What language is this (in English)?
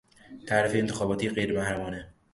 Persian